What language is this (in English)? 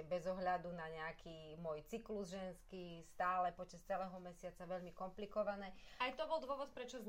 Slovak